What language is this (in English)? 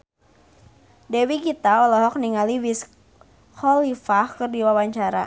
Sundanese